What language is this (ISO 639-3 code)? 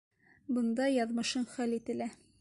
bak